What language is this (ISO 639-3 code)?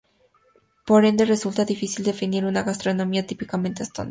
spa